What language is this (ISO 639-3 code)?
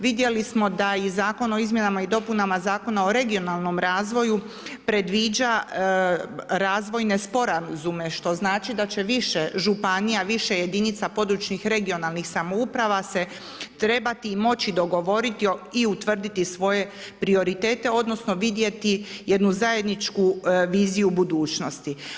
hrv